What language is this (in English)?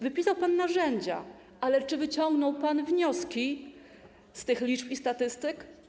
Polish